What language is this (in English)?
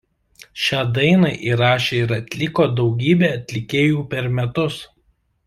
Lithuanian